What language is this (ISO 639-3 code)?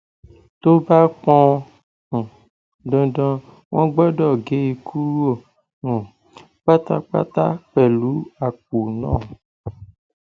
yor